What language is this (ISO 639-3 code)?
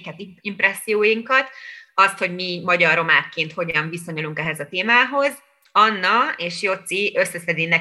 hun